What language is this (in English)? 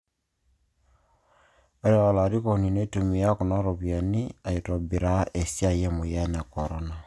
Masai